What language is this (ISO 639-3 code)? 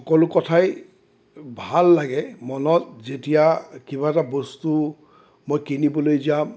asm